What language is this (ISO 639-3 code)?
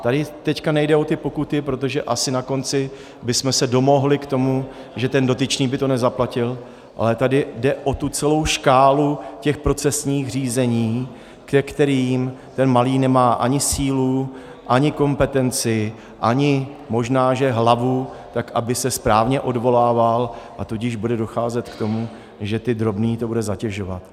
ces